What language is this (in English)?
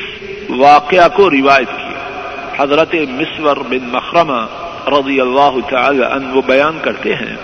Urdu